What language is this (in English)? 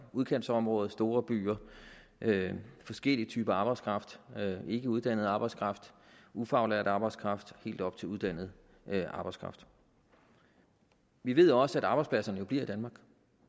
Danish